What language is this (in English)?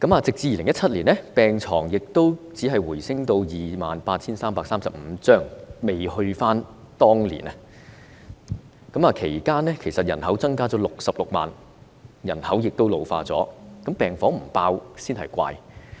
Cantonese